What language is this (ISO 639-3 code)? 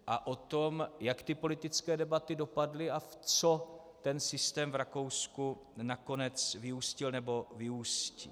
ces